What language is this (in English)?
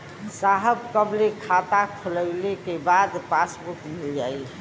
Bhojpuri